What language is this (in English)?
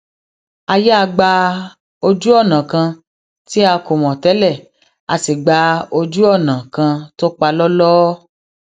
Yoruba